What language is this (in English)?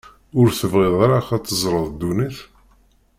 Kabyle